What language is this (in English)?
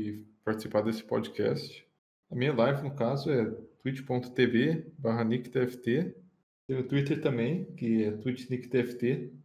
Portuguese